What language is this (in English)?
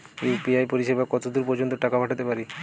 Bangla